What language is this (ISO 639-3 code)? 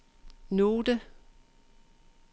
dan